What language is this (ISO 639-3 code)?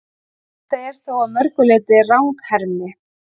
isl